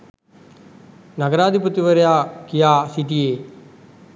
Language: Sinhala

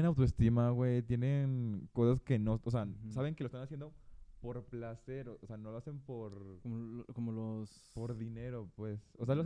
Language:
Spanish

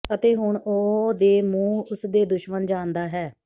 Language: Punjabi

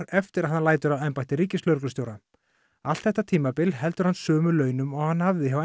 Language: Icelandic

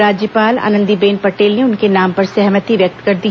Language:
Hindi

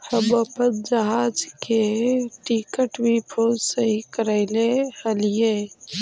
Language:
Magahi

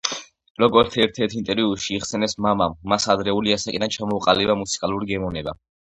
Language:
Georgian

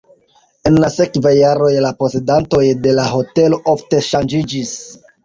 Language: Esperanto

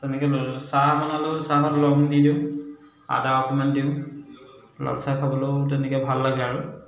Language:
Assamese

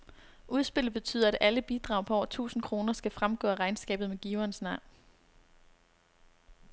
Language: Danish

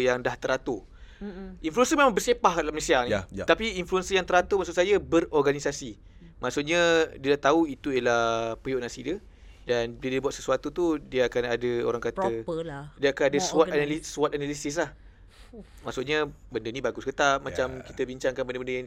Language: Malay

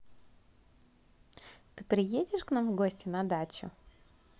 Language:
Russian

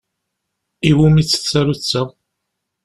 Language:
Kabyle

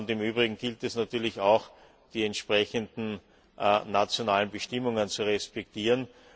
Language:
German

